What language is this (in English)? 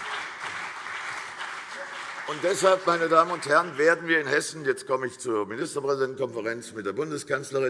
German